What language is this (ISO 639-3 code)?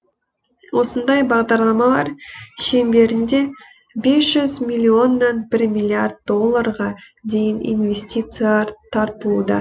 kaz